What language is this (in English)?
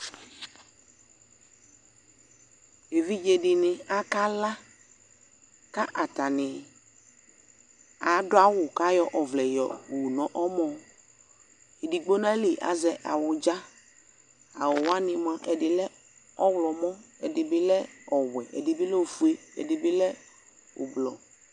Ikposo